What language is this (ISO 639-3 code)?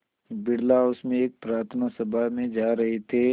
hin